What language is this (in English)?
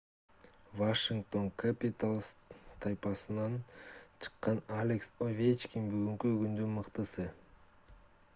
Kyrgyz